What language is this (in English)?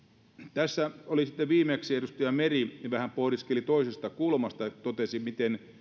Finnish